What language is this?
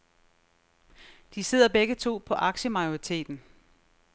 Danish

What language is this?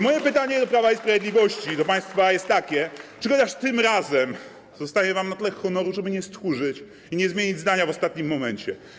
Polish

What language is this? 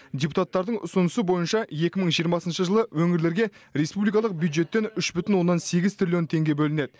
Kazakh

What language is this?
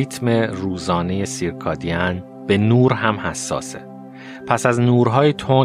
Persian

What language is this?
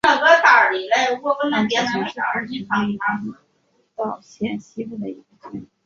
Chinese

